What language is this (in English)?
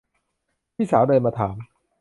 Thai